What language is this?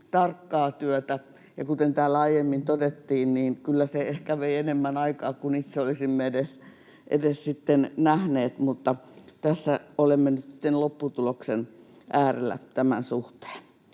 Finnish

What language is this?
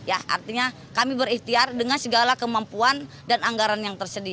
Indonesian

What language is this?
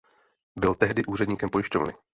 Czech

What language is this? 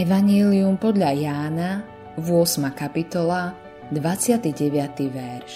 Slovak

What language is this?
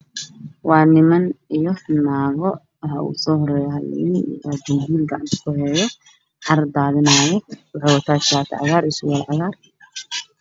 Somali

